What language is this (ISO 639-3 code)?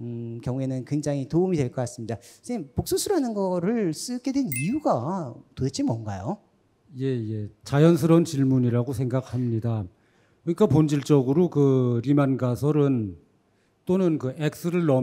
kor